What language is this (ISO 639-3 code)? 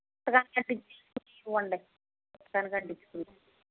tel